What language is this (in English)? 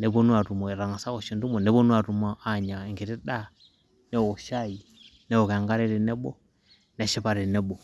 Masai